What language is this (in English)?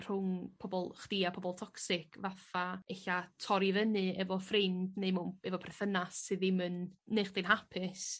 Welsh